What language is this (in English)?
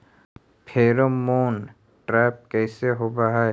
Magahi